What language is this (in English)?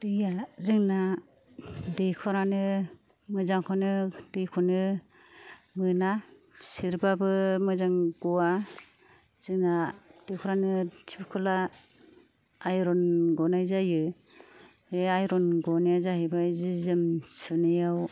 Bodo